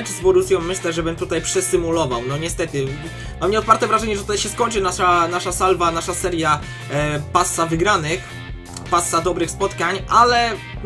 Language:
Polish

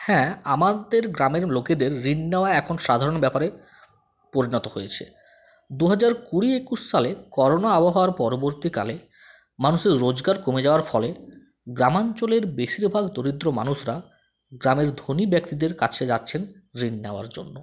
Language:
Bangla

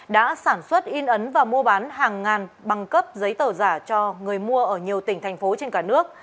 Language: Vietnamese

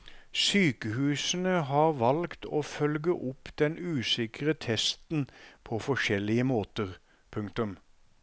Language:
Norwegian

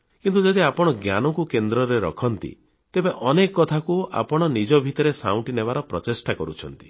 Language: Odia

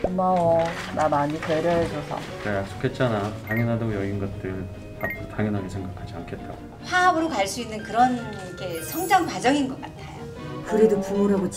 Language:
Korean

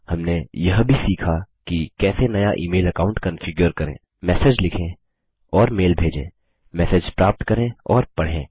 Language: Hindi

